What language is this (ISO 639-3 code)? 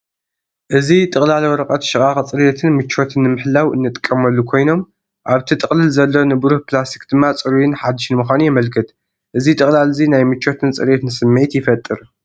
tir